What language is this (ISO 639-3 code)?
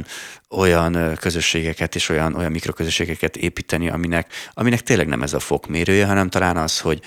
hun